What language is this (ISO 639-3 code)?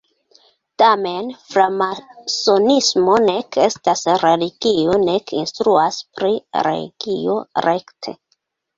epo